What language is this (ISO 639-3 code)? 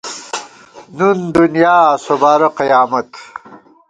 gwt